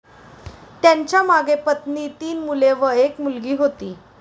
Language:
Marathi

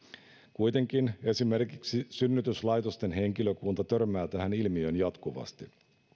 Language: Finnish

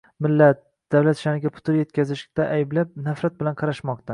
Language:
Uzbek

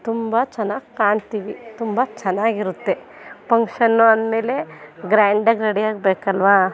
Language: Kannada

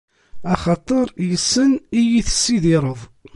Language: Kabyle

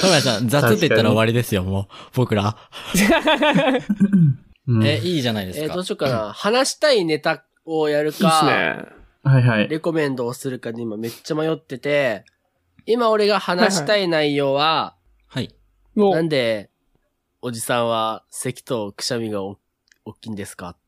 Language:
Japanese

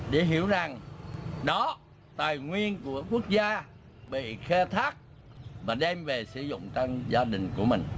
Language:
Vietnamese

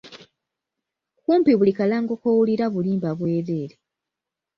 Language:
Ganda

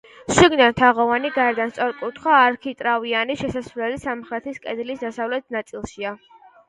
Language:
Georgian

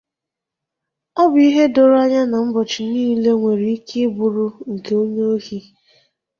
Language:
Igbo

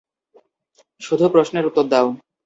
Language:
Bangla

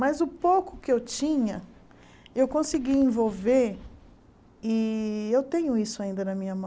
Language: Portuguese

